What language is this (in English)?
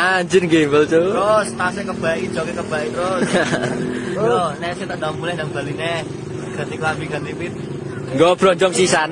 Indonesian